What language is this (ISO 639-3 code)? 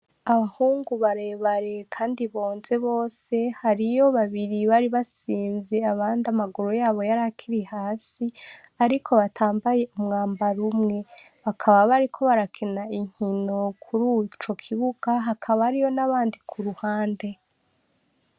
run